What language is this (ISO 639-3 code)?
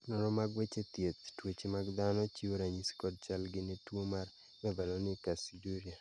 luo